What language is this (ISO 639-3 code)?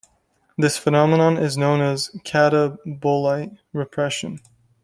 eng